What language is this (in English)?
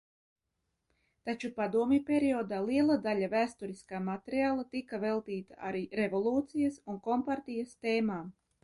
Latvian